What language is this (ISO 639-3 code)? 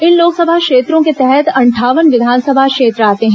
hin